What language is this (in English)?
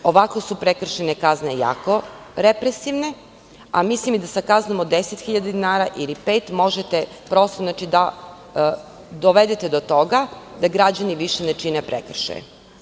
Serbian